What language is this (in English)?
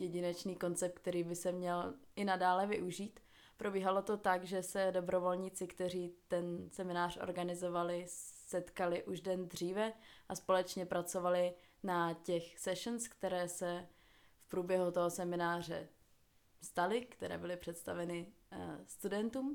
Czech